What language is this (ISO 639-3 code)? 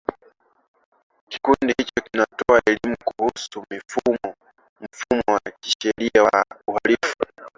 swa